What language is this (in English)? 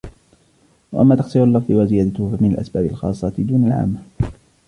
Arabic